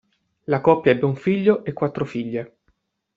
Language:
Italian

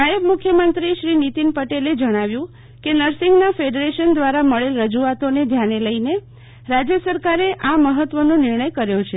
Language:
Gujarati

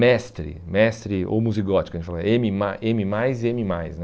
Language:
Portuguese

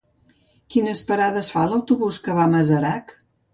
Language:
Catalan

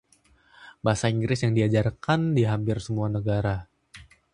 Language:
Indonesian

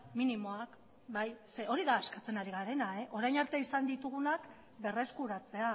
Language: Basque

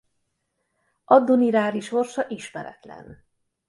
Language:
Hungarian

